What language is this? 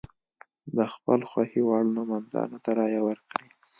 Pashto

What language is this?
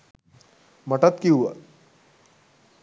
Sinhala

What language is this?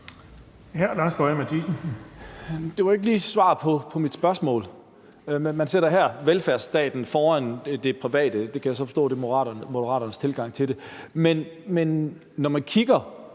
Danish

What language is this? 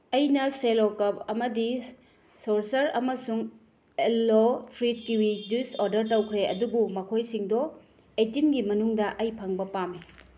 Manipuri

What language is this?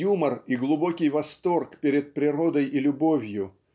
Russian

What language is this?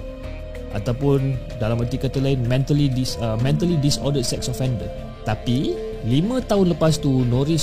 Malay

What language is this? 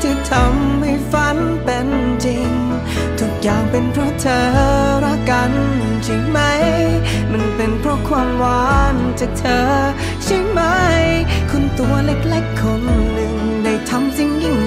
Thai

